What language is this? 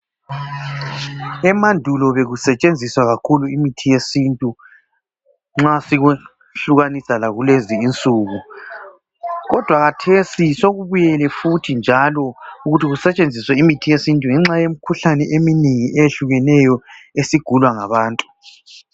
North Ndebele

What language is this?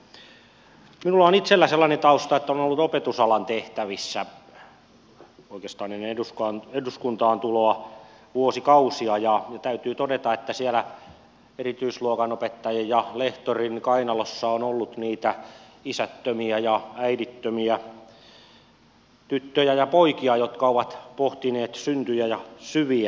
Finnish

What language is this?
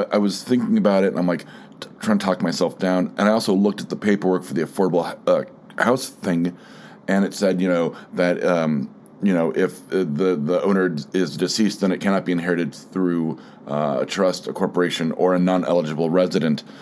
English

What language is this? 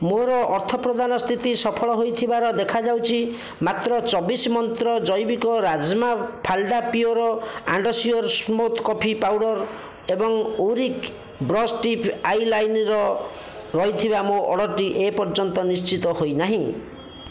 Odia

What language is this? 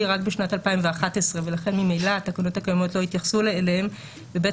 Hebrew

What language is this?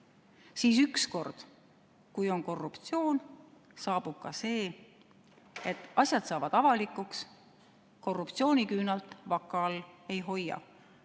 Estonian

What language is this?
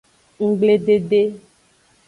Aja (Benin)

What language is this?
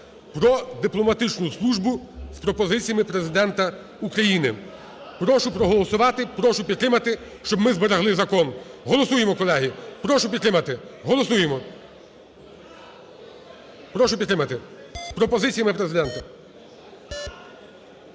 Ukrainian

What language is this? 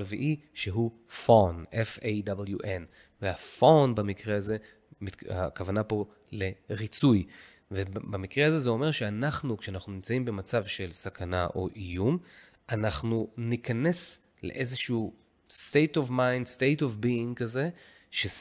Hebrew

